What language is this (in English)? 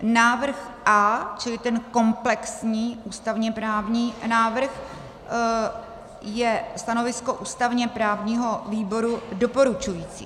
Czech